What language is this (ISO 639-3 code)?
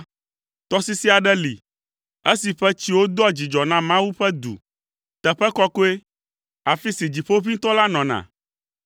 ewe